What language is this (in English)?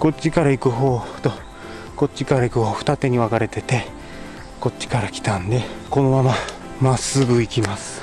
Japanese